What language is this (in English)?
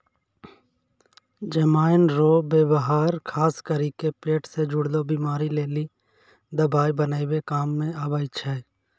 Maithili